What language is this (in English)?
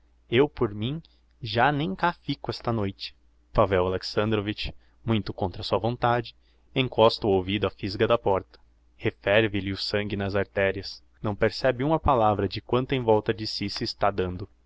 Portuguese